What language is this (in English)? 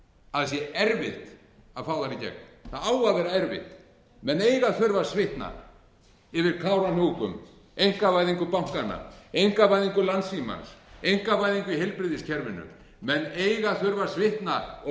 Icelandic